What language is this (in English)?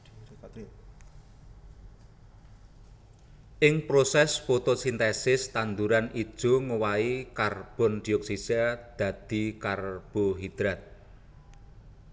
Javanese